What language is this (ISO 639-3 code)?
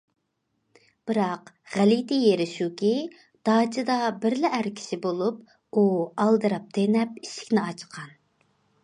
uig